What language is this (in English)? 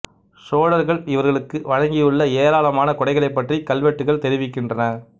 Tamil